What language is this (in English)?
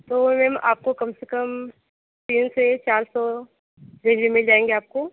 Hindi